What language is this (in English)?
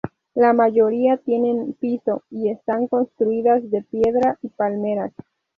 Spanish